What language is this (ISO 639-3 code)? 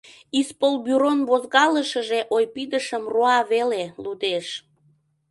chm